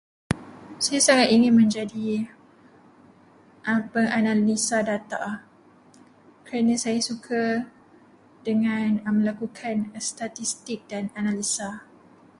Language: Malay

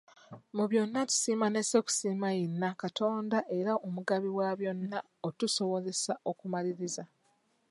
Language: Ganda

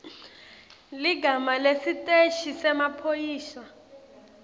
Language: Swati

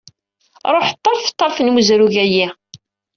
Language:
Kabyle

